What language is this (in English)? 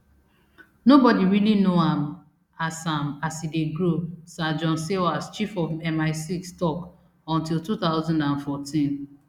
Nigerian Pidgin